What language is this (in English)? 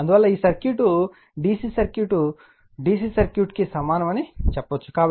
Telugu